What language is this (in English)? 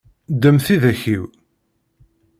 Kabyle